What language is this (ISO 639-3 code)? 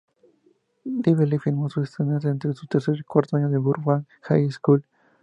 spa